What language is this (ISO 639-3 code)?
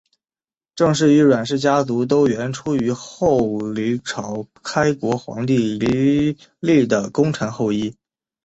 zho